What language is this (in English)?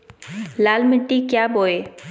Magahi